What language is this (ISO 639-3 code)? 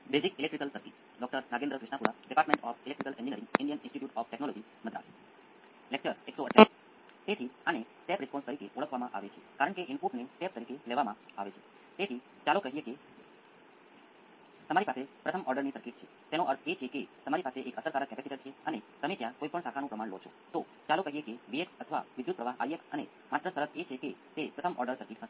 guj